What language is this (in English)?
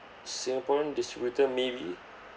English